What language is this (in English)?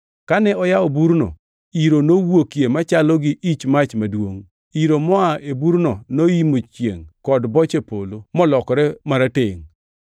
Luo (Kenya and Tanzania)